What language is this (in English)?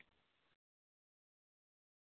Telugu